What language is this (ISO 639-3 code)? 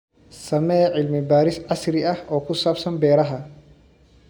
som